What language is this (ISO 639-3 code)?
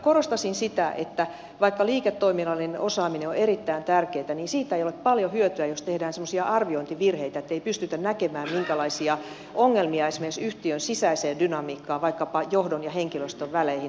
fin